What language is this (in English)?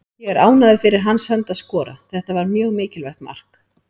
Icelandic